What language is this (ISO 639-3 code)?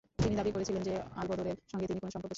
ben